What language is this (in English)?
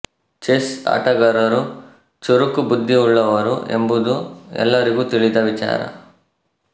Kannada